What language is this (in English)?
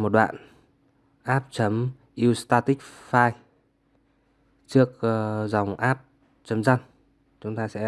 Vietnamese